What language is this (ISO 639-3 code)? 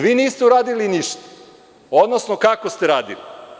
srp